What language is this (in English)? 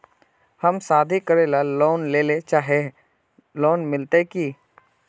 Magahi